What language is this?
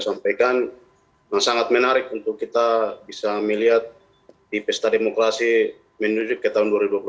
Indonesian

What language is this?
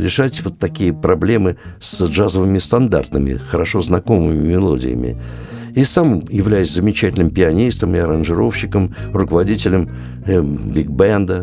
Russian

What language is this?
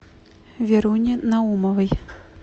Russian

